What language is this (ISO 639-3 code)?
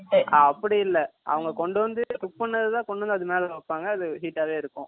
tam